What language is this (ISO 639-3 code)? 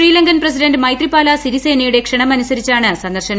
mal